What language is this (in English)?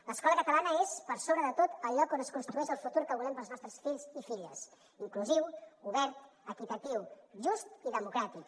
Catalan